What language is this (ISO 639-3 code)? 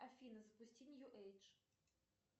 rus